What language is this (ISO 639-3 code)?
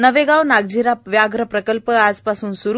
mar